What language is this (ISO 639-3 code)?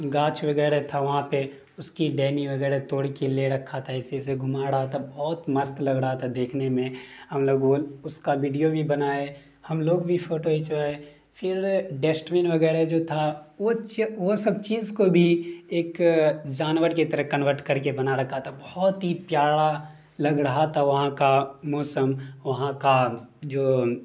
urd